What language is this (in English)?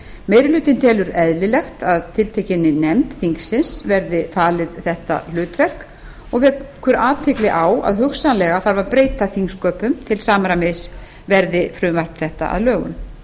Icelandic